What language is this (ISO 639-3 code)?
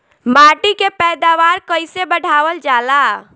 bho